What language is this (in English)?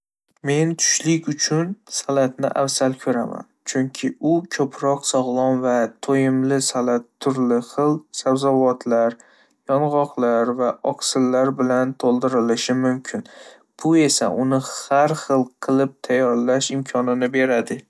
Uzbek